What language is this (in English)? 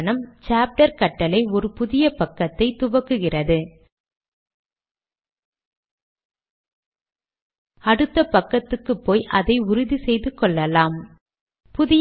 Tamil